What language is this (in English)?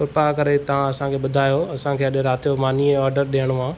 Sindhi